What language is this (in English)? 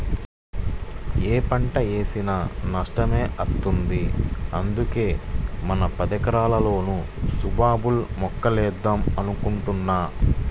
Telugu